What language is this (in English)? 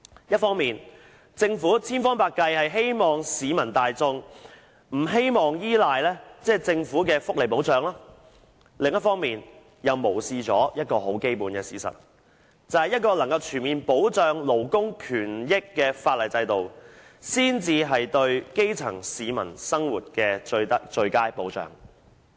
Cantonese